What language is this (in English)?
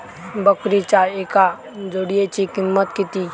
Marathi